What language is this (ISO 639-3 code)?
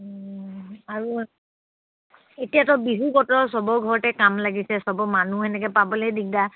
asm